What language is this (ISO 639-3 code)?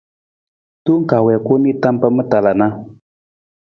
nmz